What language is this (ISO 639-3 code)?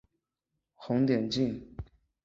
zho